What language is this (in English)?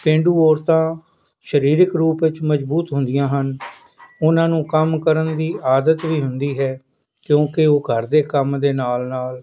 Punjabi